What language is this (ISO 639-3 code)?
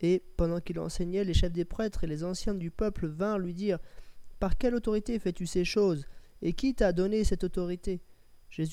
fra